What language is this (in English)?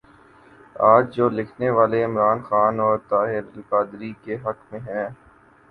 Urdu